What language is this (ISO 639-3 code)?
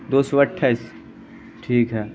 urd